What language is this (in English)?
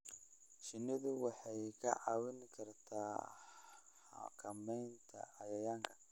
Somali